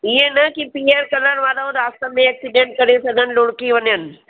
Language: Sindhi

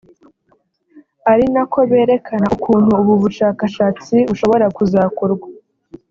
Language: Kinyarwanda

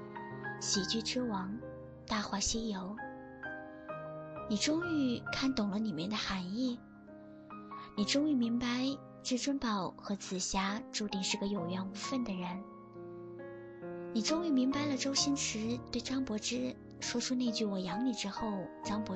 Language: Chinese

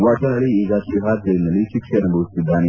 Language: Kannada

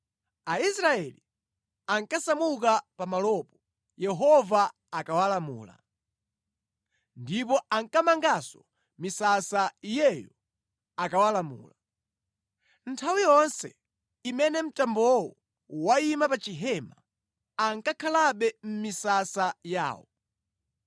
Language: Nyanja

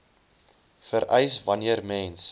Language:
Afrikaans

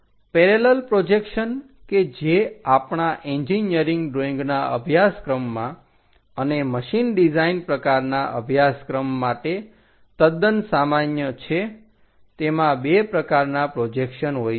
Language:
Gujarati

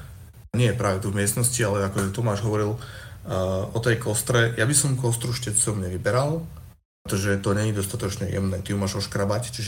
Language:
Slovak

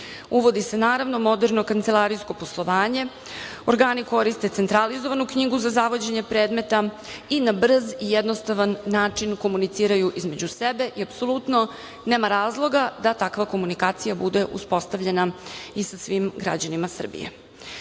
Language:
Serbian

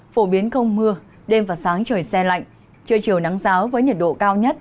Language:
Vietnamese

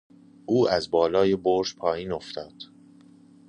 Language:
Persian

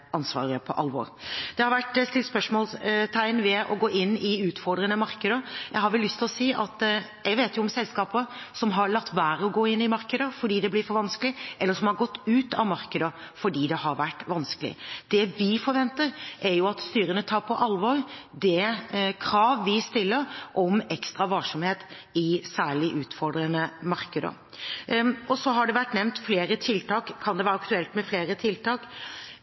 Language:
Norwegian Bokmål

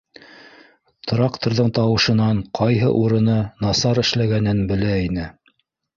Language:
Bashkir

